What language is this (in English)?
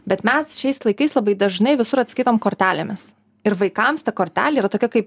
Lithuanian